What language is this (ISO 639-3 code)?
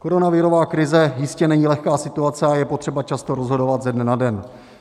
ces